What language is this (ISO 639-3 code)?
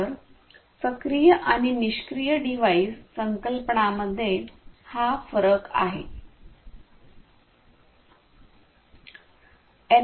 mar